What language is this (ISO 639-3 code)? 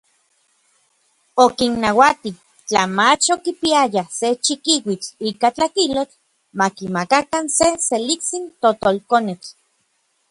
nlv